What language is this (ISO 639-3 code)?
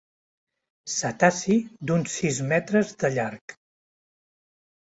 cat